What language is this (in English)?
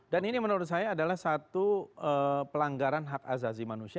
Indonesian